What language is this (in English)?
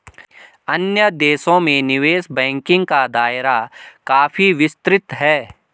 Hindi